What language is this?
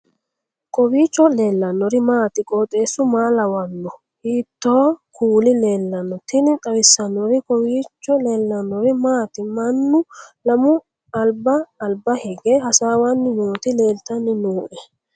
Sidamo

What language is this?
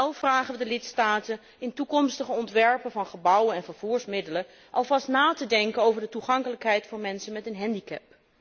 Dutch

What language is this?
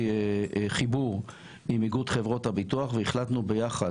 Hebrew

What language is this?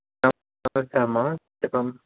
Telugu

